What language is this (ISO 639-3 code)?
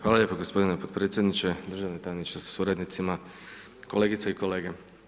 hrv